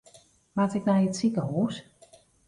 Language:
Western Frisian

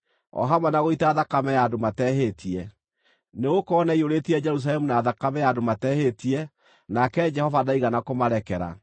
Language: Kikuyu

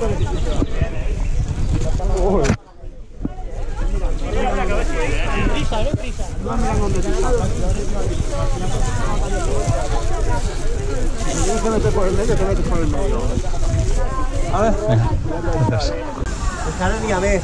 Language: Spanish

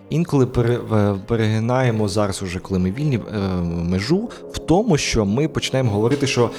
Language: Ukrainian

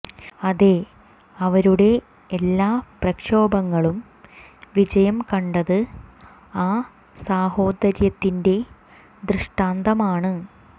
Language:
Malayalam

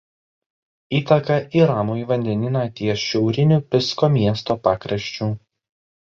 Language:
Lithuanian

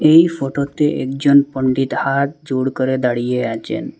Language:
Bangla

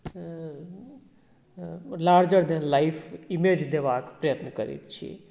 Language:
Maithili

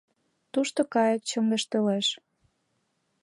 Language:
Mari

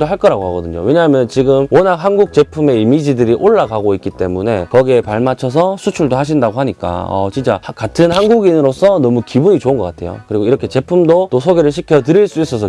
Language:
Korean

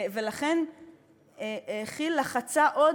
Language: Hebrew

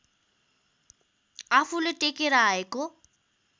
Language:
Nepali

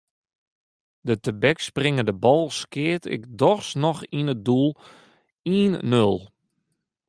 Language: Western Frisian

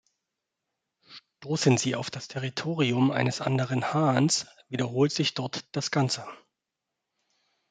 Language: German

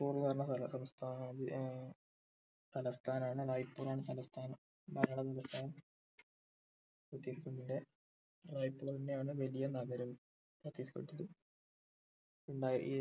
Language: Malayalam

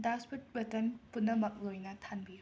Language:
Manipuri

